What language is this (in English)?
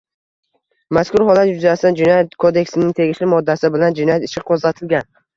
Uzbek